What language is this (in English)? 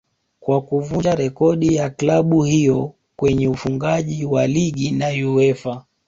Swahili